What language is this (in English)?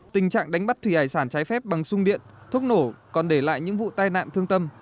Vietnamese